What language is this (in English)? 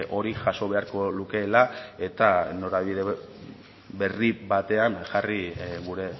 Basque